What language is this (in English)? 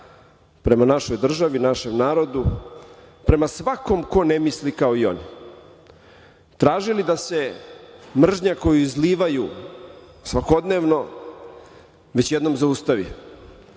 Serbian